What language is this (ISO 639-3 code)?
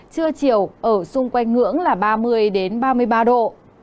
vie